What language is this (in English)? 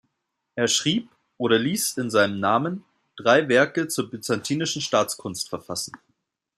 German